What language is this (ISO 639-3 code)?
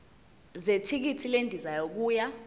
zul